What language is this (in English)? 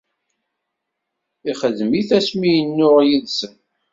Kabyle